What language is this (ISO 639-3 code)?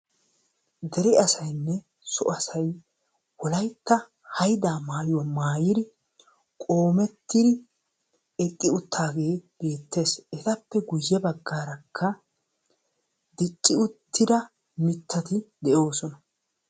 wal